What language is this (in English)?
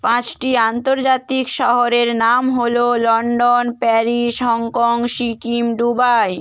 Bangla